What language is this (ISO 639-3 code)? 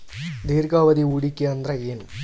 kan